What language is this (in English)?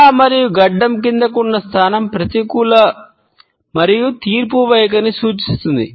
Telugu